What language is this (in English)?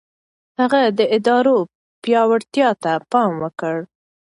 Pashto